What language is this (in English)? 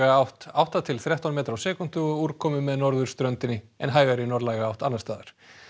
Icelandic